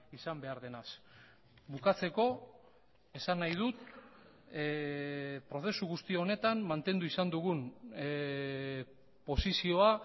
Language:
Basque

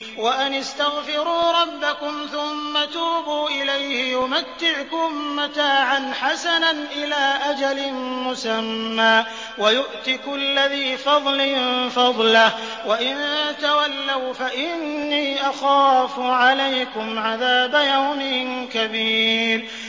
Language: Arabic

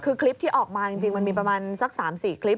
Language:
Thai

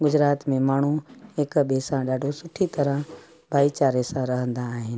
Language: Sindhi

